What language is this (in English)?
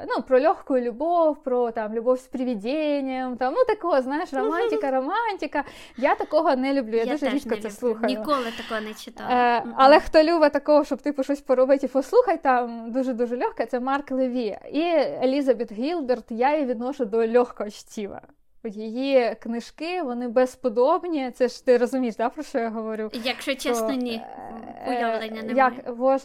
Ukrainian